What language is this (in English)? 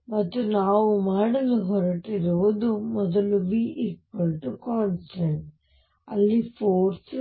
Kannada